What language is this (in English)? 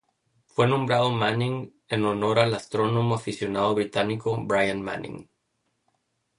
Spanish